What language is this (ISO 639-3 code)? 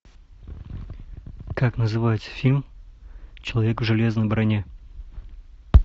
rus